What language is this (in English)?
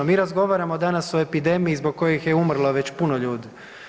Croatian